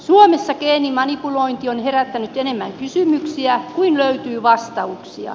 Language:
Finnish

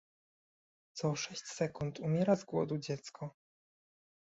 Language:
Polish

